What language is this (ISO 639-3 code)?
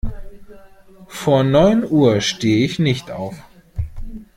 deu